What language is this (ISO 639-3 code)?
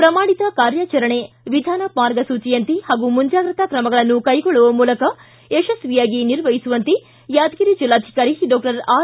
kan